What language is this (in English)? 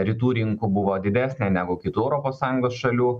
Lithuanian